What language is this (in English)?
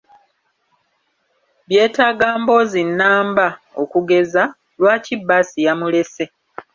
Ganda